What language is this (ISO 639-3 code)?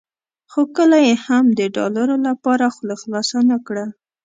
pus